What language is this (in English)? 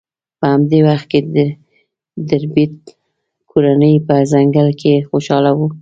Pashto